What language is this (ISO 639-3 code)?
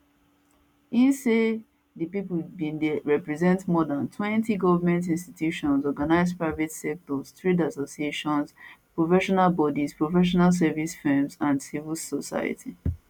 pcm